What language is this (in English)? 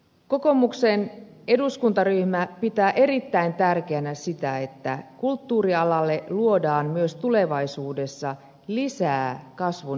Finnish